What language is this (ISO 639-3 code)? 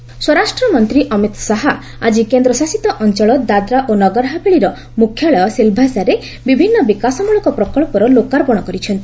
ori